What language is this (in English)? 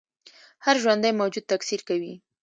Pashto